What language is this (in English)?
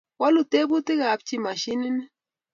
Kalenjin